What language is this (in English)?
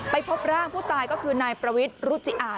Thai